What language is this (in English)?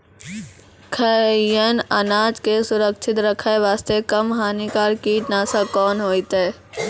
Maithili